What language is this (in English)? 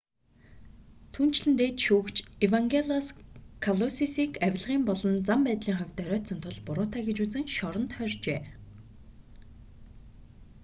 Mongolian